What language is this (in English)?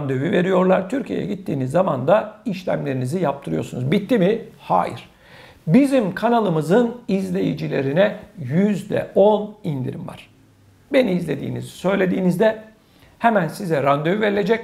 Turkish